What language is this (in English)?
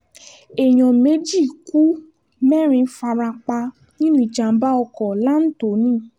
Yoruba